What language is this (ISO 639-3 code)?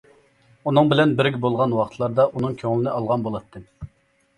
uig